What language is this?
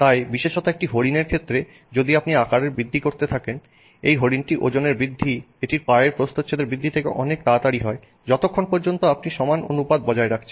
Bangla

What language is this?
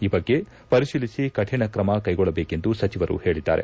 Kannada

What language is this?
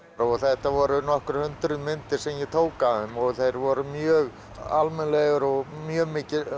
Icelandic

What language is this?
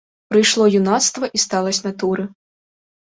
Belarusian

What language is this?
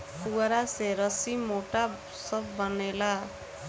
Bhojpuri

